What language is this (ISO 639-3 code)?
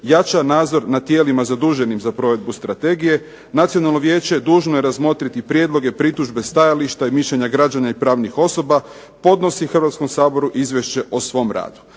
hrv